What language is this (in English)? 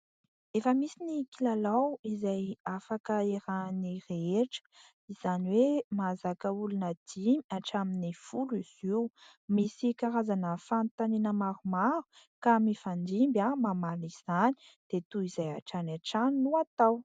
Malagasy